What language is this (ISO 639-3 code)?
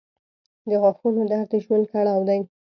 pus